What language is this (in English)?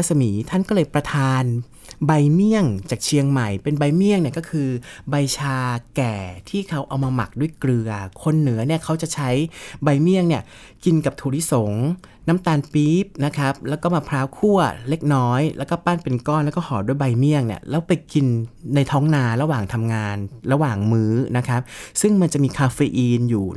Thai